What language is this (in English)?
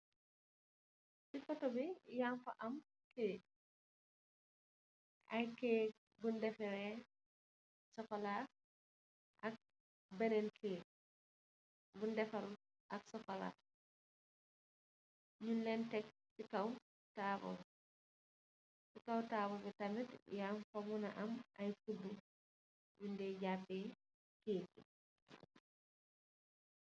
Wolof